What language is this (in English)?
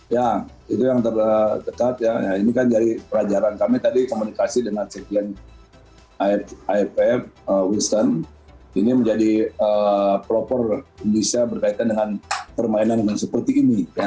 Indonesian